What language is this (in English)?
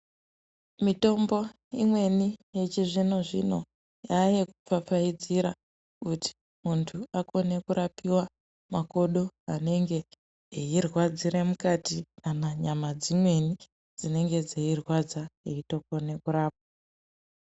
Ndau